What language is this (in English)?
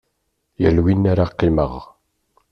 Kabyle